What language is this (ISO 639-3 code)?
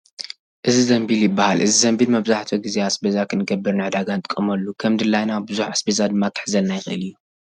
tir